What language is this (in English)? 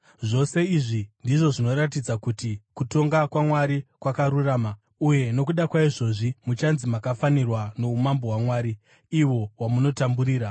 Shona